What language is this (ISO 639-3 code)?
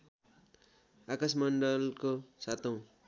nep